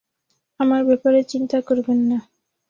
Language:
Bangla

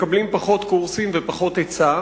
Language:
Hebrew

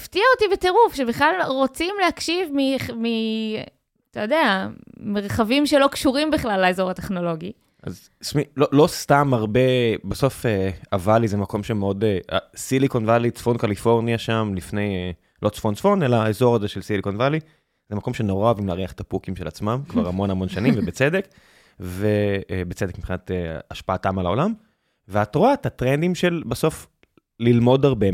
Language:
Hebrew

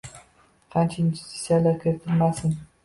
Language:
Uzbek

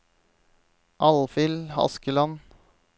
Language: Norwegian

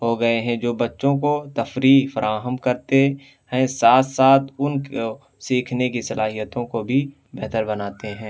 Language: Urdu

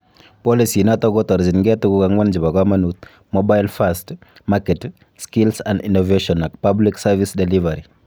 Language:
Kalenjin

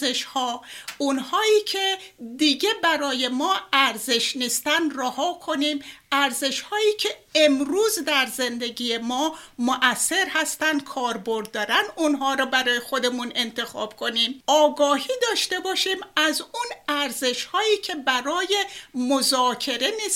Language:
Persian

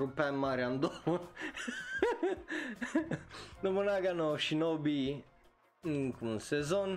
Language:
Romanian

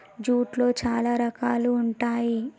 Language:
Telugu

